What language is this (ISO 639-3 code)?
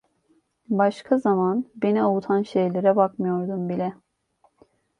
tur